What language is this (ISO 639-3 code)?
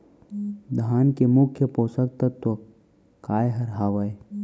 hne